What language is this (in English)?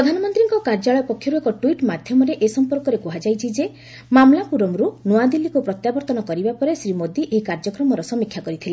Odia